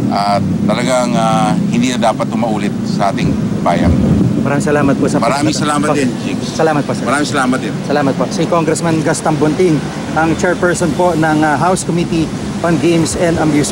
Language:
Filipino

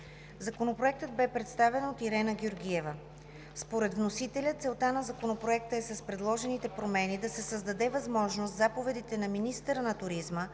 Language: Bulgarian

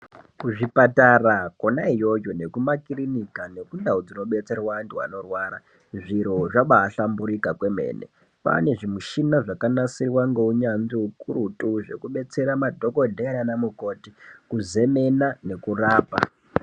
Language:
Ndau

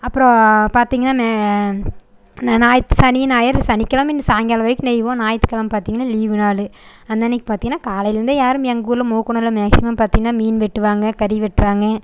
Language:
Tamil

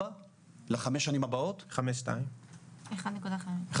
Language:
Hebrew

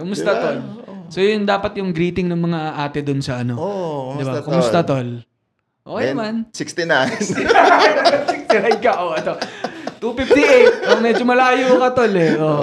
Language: Filipino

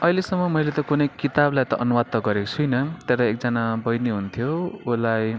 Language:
Nepali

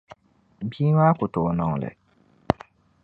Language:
Dagbani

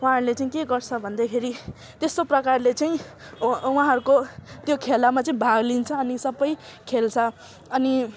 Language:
Nepali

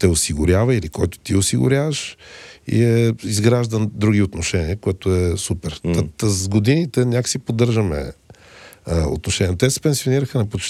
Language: Bulgarian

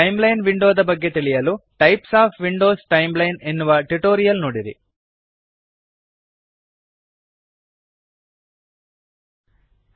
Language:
Kannada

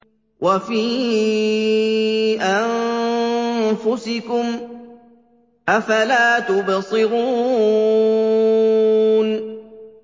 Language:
Arabic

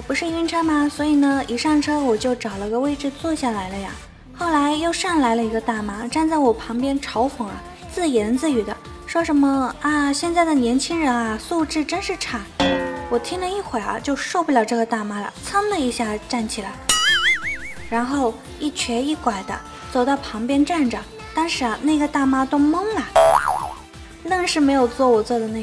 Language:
Chinese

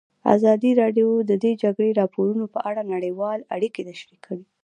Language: Pashto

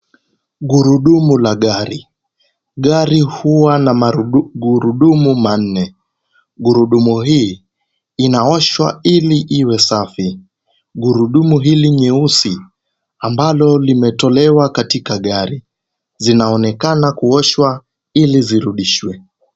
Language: Swahili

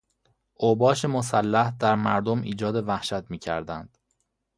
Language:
Persian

